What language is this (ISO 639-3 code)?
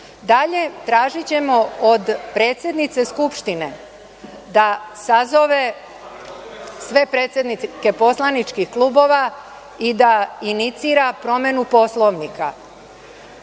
srp